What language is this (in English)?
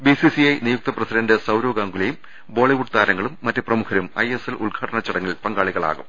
Malayalam